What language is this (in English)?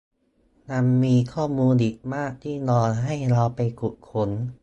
Thai